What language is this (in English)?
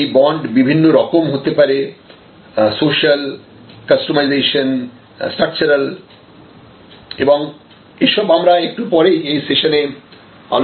Bangla